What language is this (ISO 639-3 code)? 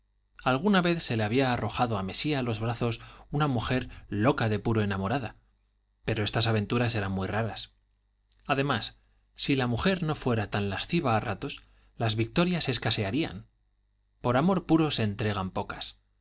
spa